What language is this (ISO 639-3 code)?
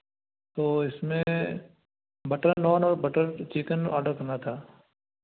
hin